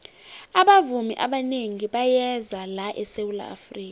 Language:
South Ndebele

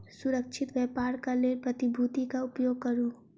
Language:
Maithili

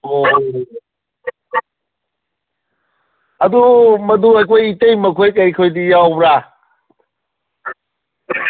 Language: Manipuri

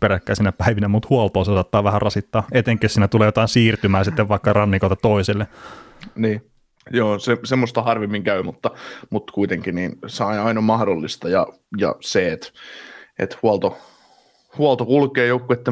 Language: Finnish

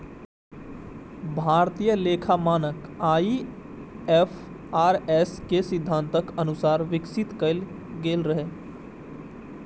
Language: Maithili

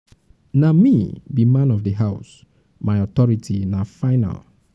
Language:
Nigerian Pidgin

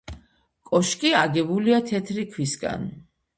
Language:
Georgian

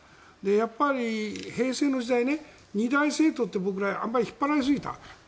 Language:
Japanese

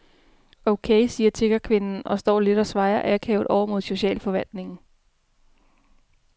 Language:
Danish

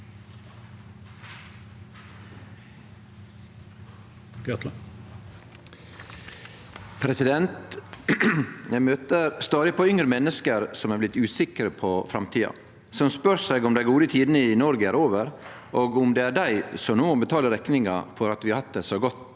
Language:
Norwegian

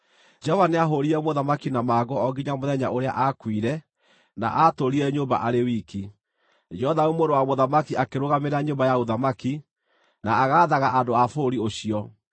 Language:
Kikuyu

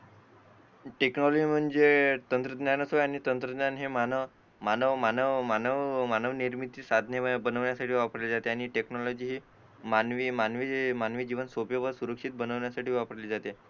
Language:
Marathi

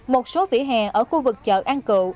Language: Vietnamese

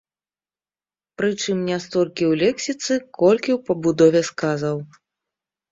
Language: Belarusian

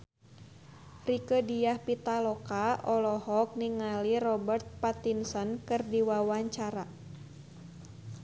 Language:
Sundanese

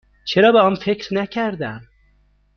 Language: Persian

